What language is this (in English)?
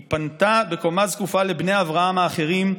Hebrew